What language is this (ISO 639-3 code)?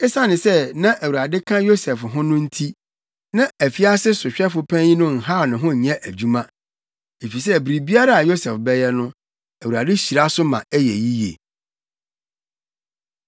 aka